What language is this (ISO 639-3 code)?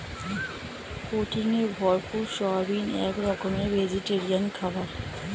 ben